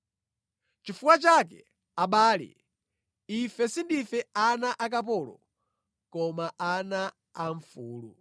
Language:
Nyanja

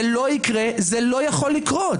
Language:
Hebrew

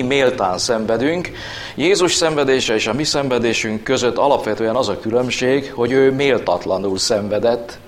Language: Hungarian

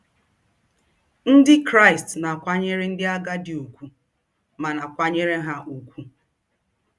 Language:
Igbo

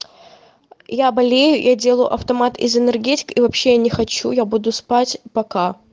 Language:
Russian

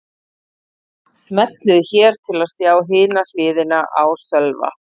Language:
Icelandic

